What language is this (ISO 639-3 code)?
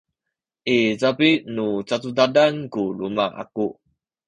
szy